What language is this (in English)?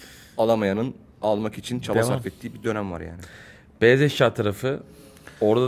Turkish